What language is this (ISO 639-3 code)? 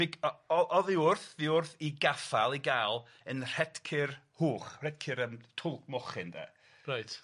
cym